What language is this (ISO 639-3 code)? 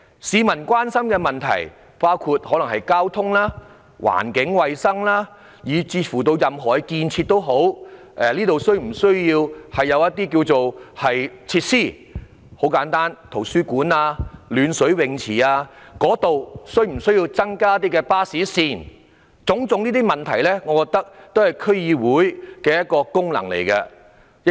yue